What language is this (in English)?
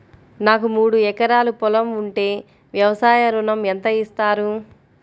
Telugu